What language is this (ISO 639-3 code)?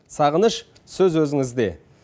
kaz